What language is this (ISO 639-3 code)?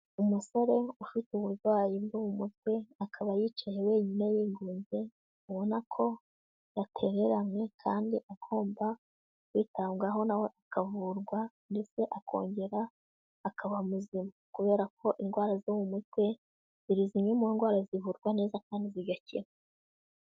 kin